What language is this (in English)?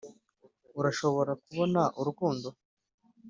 Kinyarwanda